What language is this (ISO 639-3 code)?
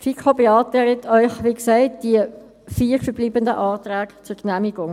gsw